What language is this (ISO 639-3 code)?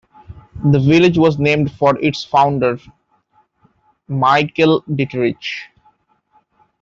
eng